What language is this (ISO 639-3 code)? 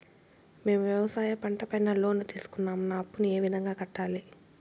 tel